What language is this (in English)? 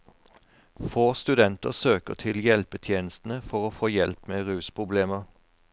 Norwegian